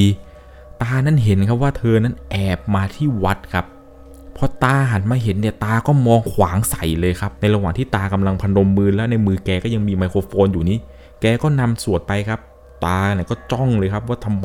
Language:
Thai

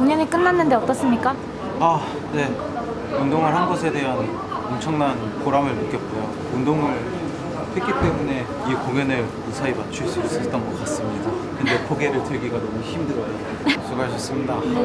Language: Korean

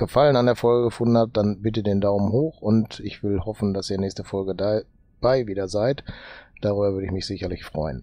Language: German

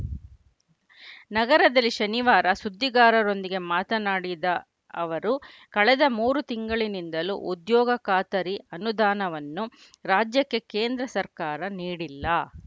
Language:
Kannada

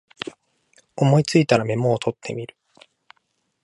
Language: Japanese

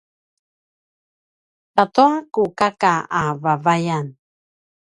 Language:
Paiwan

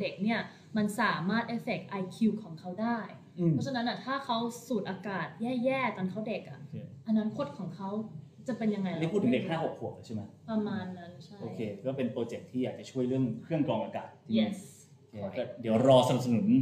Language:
Thai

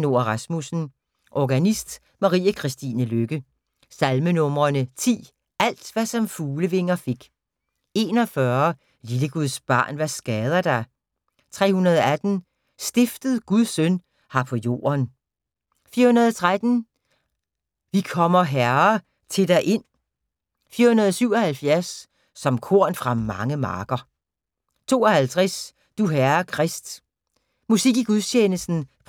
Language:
Danish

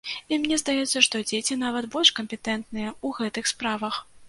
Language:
Belarusian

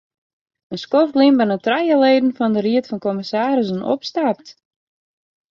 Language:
Western Frisian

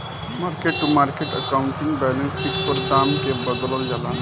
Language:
Bhojpuri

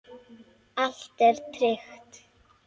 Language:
Icelandic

